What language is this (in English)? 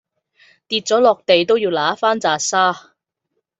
Cantonese